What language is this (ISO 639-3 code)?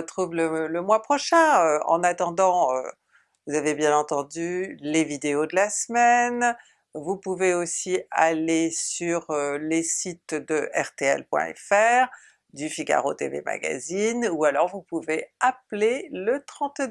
fra